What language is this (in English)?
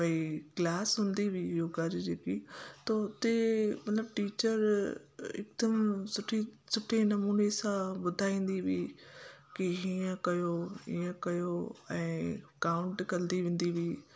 Sindhi